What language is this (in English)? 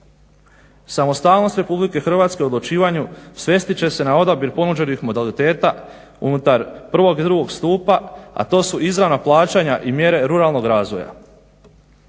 Croatian